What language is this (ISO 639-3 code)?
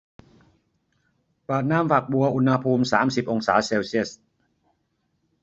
tha